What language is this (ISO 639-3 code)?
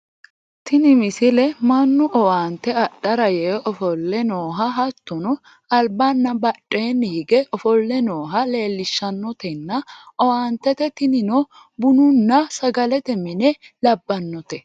sid